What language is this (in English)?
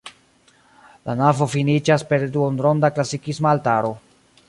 Esperanto